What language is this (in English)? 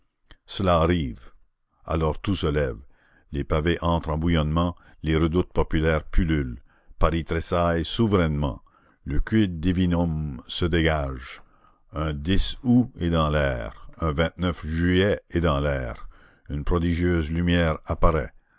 French